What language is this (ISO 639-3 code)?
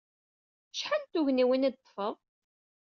kab